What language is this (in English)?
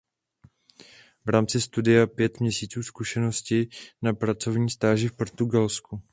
Czech